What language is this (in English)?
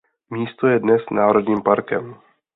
Czech